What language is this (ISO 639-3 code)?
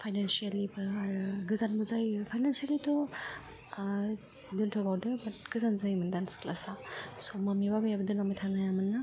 brx